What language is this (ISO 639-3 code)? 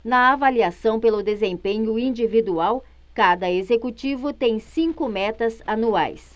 por